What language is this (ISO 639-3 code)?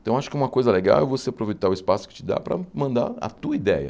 por